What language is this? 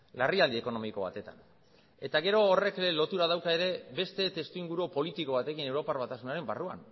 Basque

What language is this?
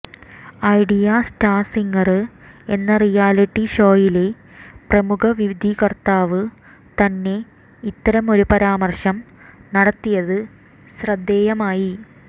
Malayalam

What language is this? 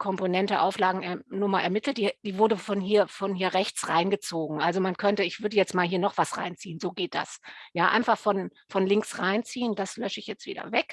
German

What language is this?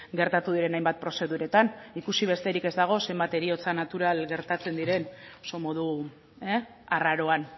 Basque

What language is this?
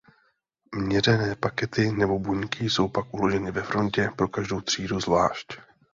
Czech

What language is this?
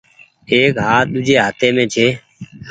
Goaria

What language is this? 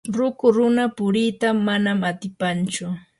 Yanahuanca Pasco Quechua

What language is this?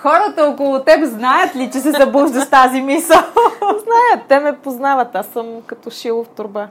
Bulgarian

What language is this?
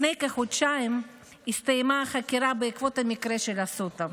Hebrew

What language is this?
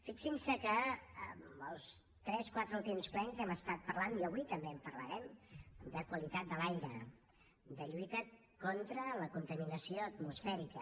Catalan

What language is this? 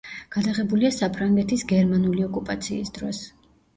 Georgian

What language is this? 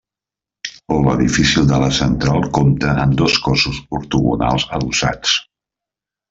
Catalan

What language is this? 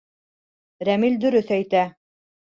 Bashkir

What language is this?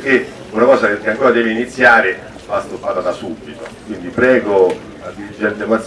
Italian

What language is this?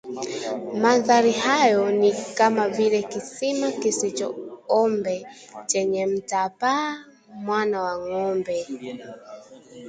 Swahili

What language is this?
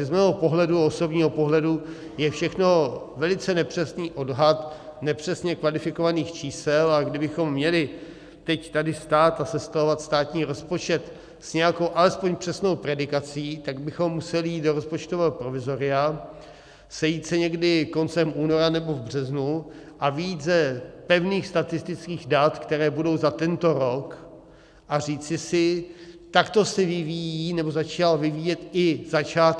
Czech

